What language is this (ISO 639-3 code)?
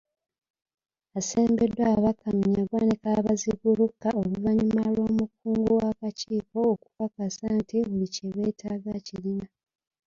lug